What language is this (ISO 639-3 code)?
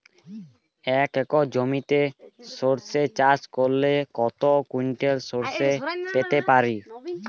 ben